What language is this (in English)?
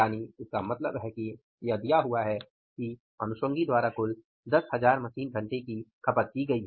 Hindi